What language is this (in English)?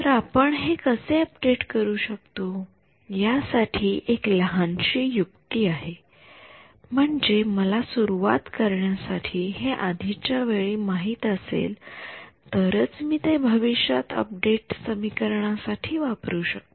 Marathi